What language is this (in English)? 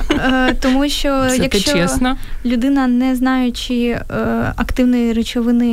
Ukrainian